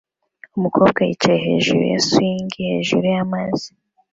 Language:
Kinyarwanda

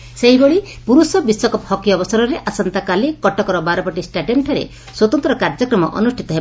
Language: Odia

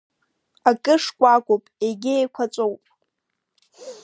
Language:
Abkhazian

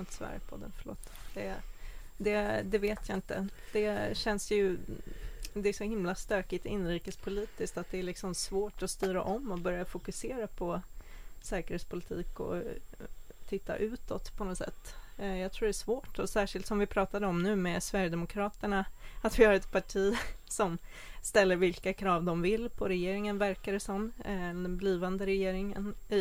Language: Swedish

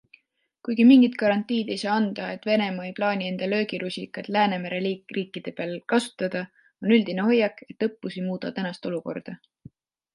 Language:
Estonian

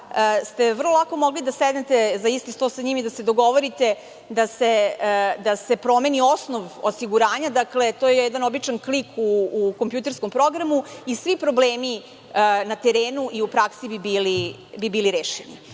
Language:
Serbian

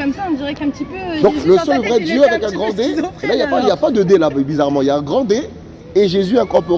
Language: French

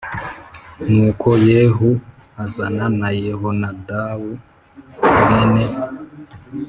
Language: Kinyarwanda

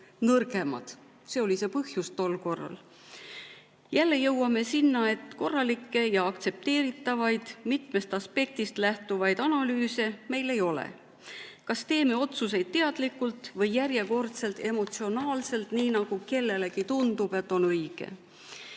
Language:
Estonian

